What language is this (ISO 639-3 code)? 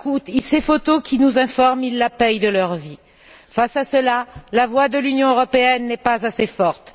fra